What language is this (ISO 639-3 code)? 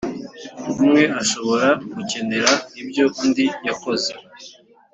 kin